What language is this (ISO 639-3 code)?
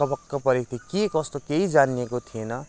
nep